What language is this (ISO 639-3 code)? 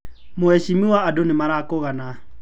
kik